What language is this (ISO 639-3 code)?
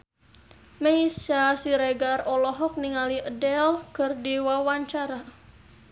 sun